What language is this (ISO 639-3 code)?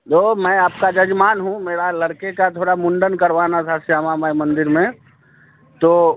hin